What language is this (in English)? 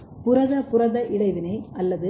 Tamil